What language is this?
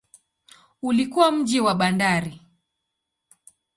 Swahili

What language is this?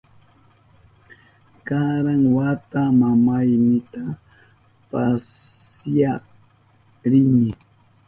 Southern Pastaza Quechua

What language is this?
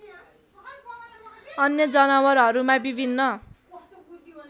Nepali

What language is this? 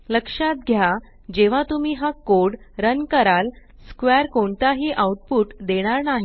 Marathi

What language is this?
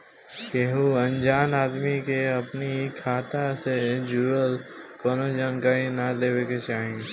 Bhojpuri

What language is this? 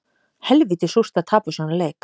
Icelandic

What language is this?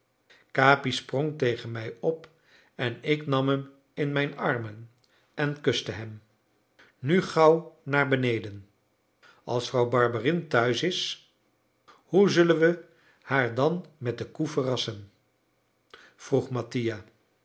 Dutch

